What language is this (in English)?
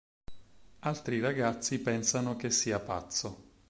Italian